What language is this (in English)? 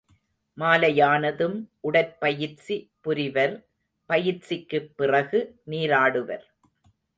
Tamil